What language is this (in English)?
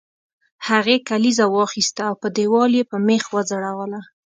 Pashto